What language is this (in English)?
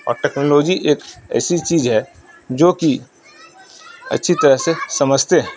Urdu